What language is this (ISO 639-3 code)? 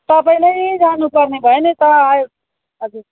nep